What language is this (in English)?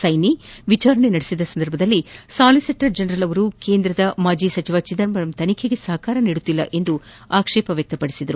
Kannada